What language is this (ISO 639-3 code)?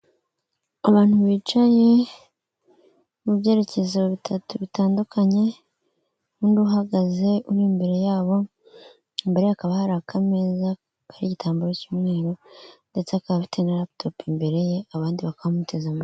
kin